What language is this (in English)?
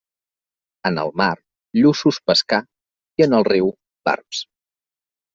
Catalan